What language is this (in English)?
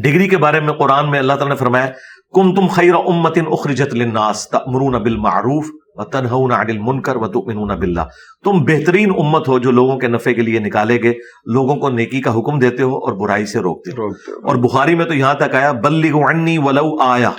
Urdu